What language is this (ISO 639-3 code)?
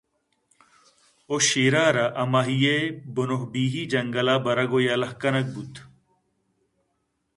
bgp